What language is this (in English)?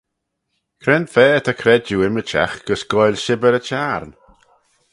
Manx